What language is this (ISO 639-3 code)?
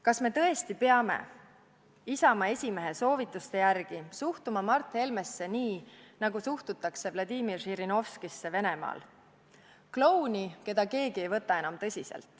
est